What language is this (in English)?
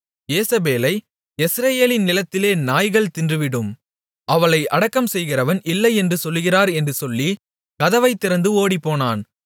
Tamil